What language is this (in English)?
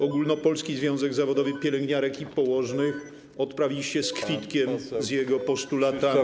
Polish